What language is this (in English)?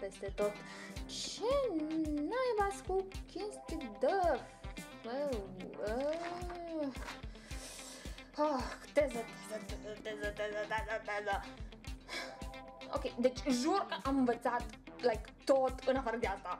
Romanian